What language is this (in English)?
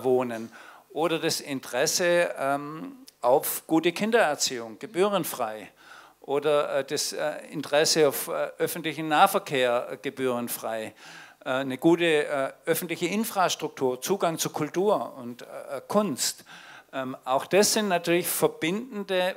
German